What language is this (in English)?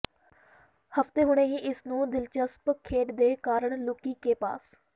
Punjabi